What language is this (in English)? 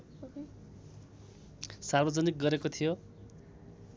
Nepali